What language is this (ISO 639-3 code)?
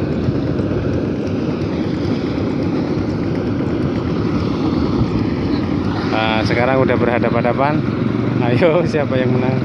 ind